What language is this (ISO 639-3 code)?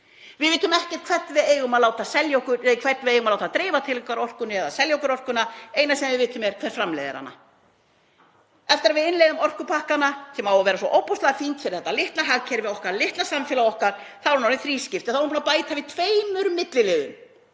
isl